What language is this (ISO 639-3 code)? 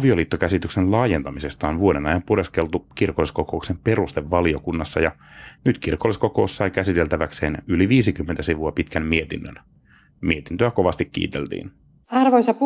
fin